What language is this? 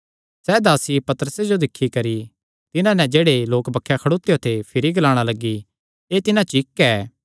Kangri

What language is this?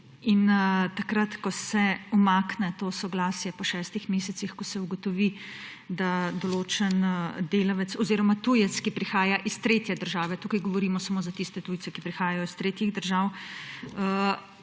Slovenian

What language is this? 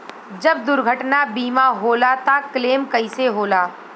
Bhojpuri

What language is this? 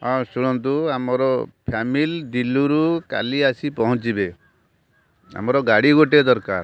Odia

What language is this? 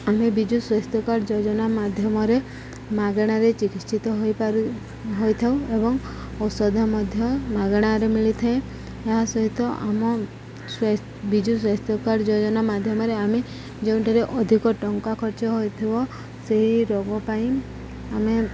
Odia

